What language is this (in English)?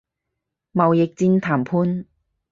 Cantonese